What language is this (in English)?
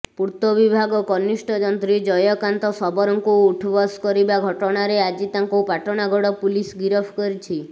Odia